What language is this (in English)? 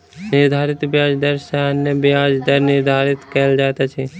Maithili